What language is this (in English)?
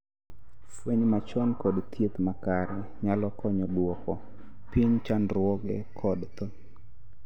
Luo (Kenya and Tanzania)